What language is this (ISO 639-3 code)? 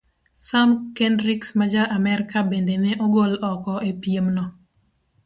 luo